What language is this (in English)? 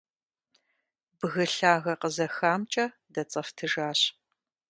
Kabardian